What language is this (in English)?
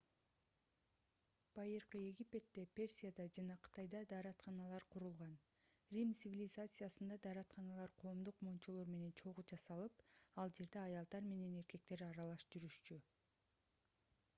Kyrgyz